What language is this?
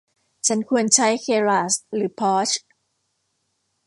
Thai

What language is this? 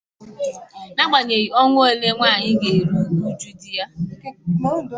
Igbo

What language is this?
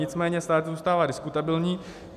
Czech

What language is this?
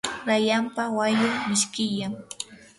Yanahuanca Pasco Quechua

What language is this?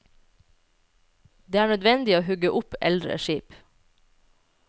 Norwegian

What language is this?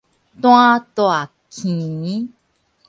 Min Nan Chinese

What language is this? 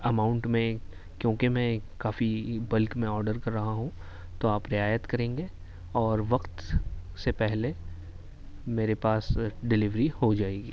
Urdu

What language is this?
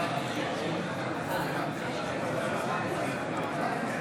Hebrew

